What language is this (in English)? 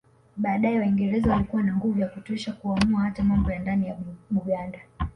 Swahili